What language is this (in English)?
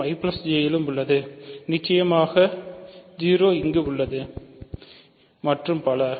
Tamil